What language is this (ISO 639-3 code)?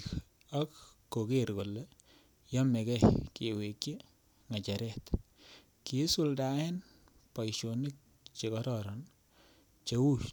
kln